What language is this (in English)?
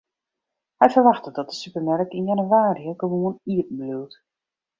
Western Frisian